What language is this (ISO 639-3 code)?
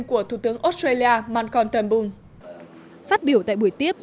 vie